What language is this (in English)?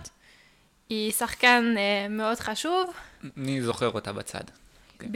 Hebrew